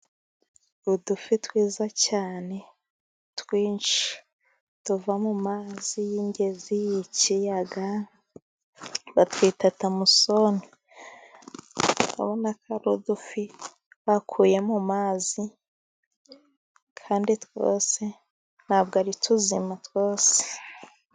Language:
Kinyarwanda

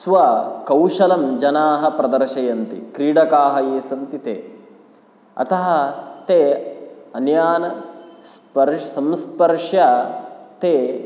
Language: Sanskrit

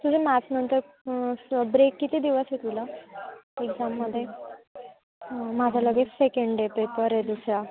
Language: Marathi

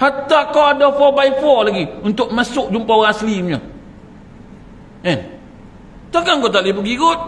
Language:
Malay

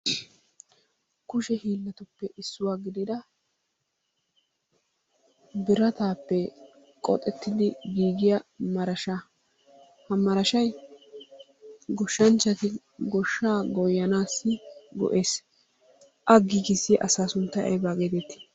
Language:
Wolaytta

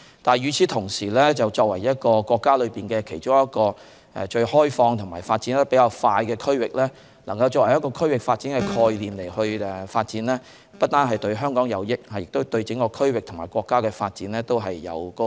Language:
Cantonese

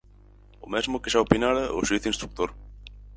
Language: Galician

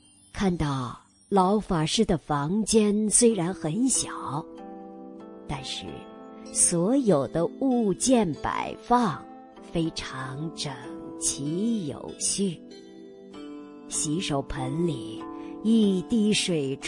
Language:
Chinese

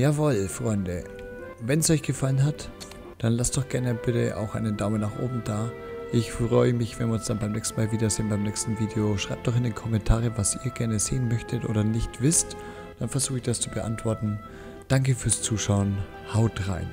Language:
German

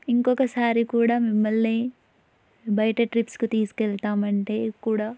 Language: Telugu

